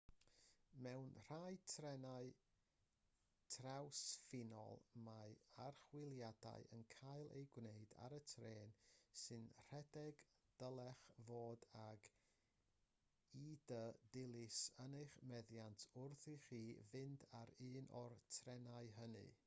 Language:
Welsh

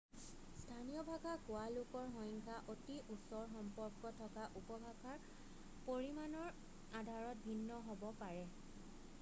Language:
Assamese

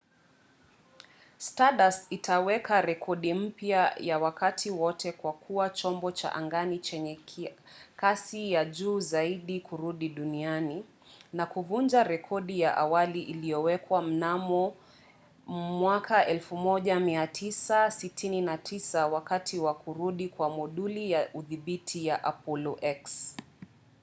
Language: Swahili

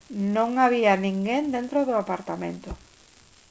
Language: Galician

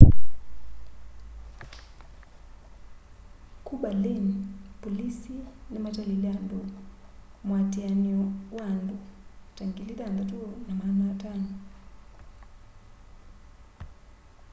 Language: Kamba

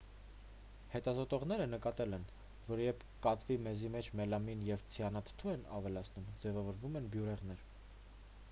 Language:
Armenian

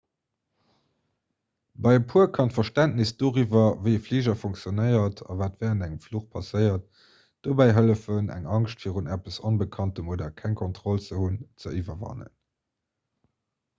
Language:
Luxembourgish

